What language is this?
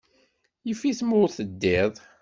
Kabyle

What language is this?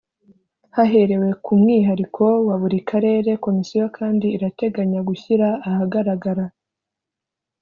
Kinyarwanda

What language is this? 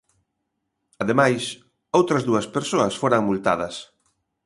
Galician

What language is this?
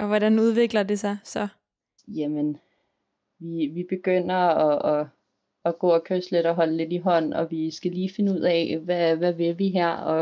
Danish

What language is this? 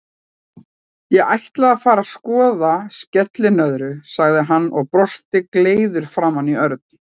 Icelandic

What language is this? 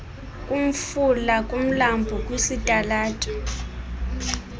Xhosa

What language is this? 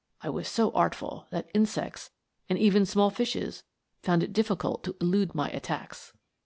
English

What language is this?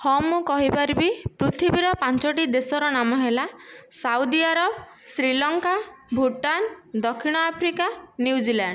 Odia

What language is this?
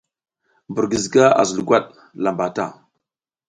South Giziga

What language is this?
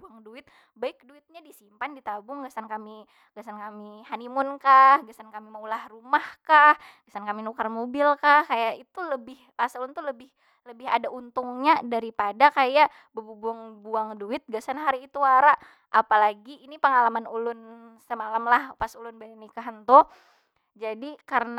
Banjar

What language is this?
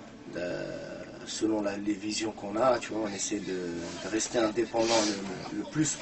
French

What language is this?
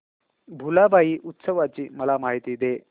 Marathi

